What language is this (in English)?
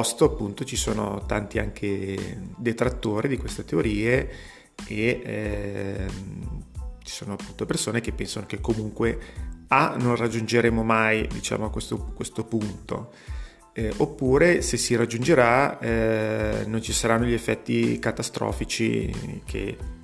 Italian